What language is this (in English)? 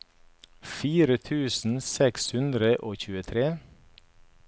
Norwegian